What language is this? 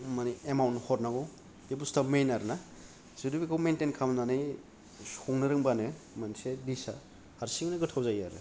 Bodo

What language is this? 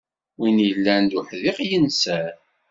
Kabyle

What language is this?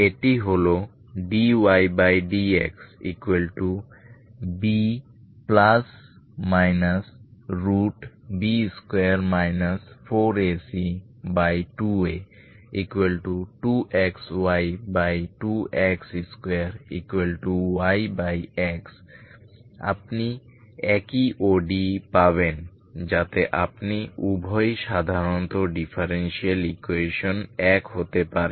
Bangla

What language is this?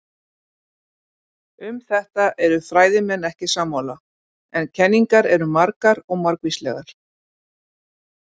Icelandic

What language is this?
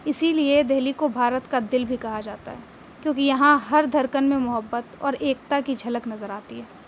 Urdu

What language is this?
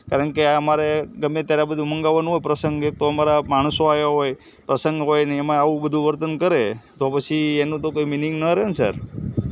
Gujarati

